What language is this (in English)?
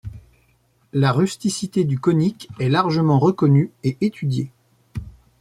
French